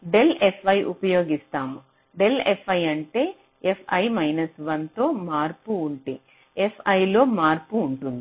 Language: Telugu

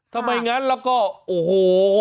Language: Thai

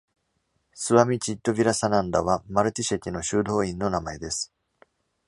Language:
Japanese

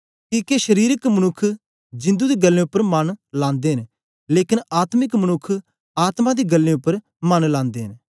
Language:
Dogri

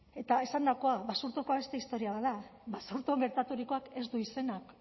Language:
Basque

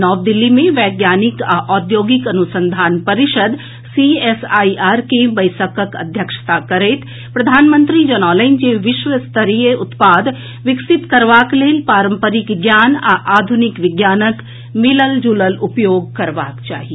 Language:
Maithili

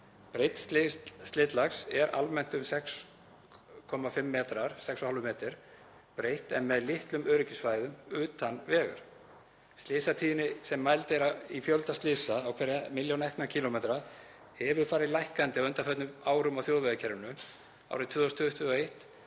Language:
Icelandic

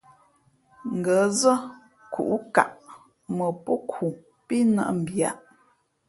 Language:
Fe'fe'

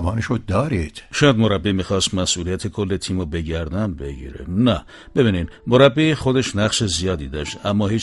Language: Persian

